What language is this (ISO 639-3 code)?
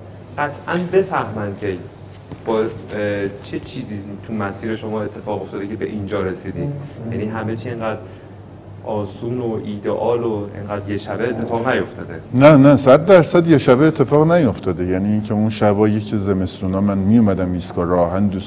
fas